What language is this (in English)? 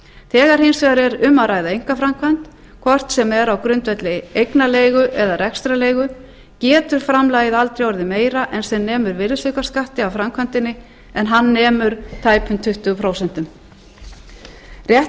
Icelandic